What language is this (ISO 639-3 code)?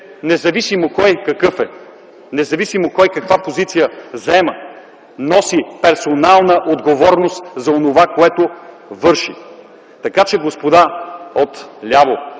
bul